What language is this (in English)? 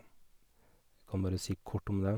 Norwegian